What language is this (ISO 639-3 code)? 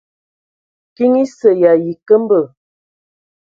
ewo